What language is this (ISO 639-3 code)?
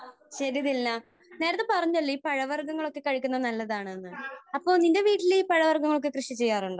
mal